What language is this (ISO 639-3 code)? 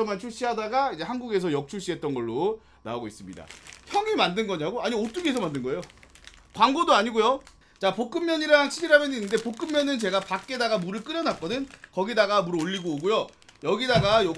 kor